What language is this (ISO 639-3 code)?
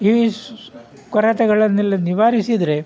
kan